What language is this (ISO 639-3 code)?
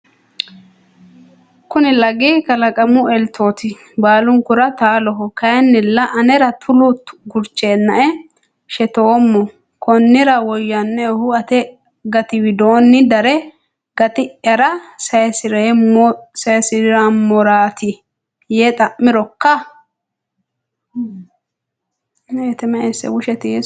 sid